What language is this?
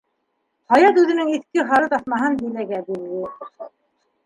Bashkir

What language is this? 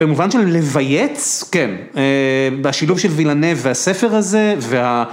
Hebrew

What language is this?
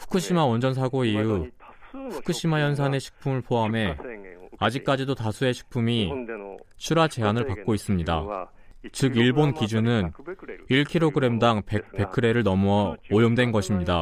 Korean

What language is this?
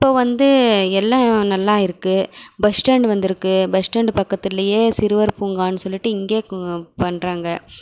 Tamil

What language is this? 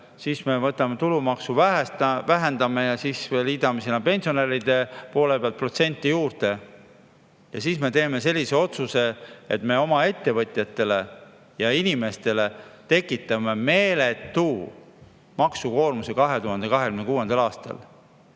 Estonian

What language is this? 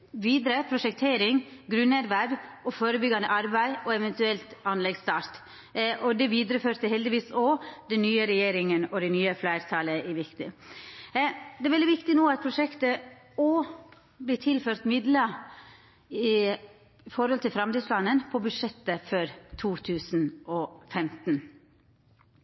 Norwegian Nynorsk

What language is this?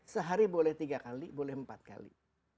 Indonesian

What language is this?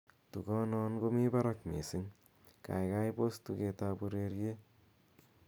Kalenjin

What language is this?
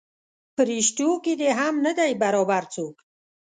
Pashto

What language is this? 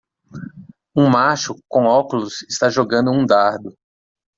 Portuguese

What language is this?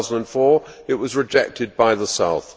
English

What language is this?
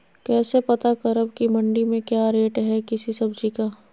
Magahi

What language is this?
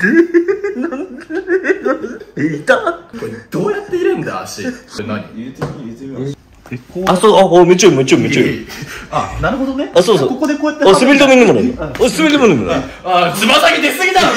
Japanese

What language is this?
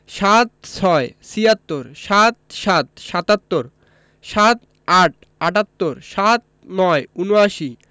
Bangla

